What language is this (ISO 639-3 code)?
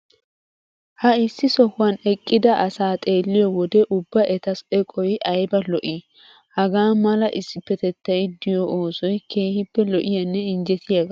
wal